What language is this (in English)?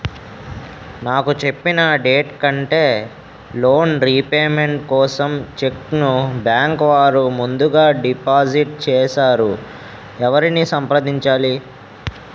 Telugu